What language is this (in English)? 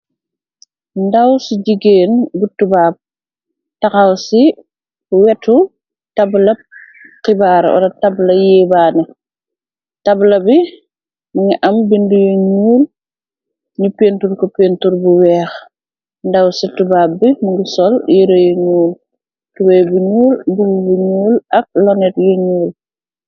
Wolof